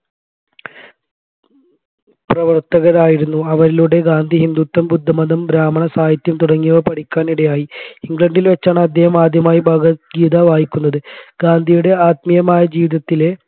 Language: Malayalam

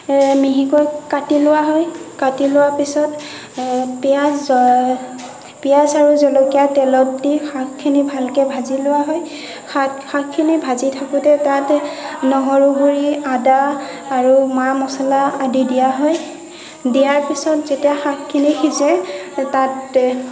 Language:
Assamese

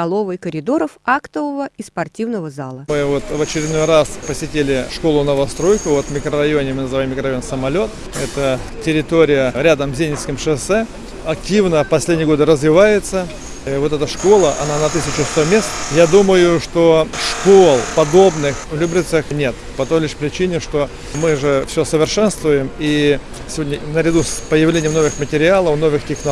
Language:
Russian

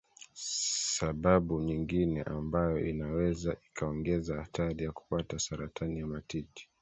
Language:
Swahili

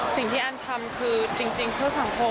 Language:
Thai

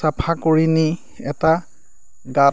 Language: Assamese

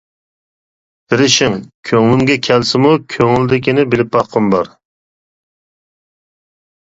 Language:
Uyghur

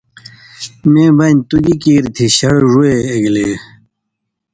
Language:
Indus Kohistani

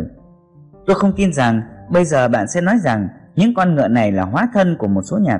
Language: Vietnamese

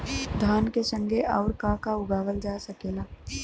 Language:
Bhojpuri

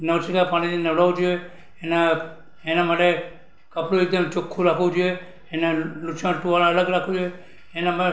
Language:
Gujarati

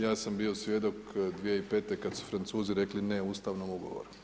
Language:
Croatian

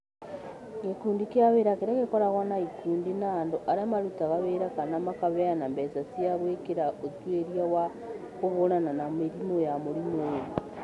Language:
Kikuyu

